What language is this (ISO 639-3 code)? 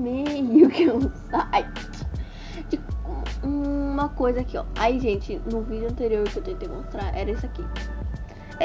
por